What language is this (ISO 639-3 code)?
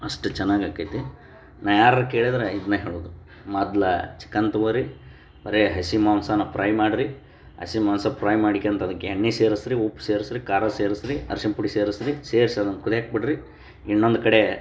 kan